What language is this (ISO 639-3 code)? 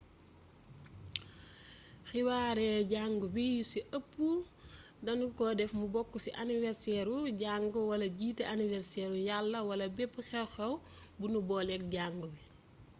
wol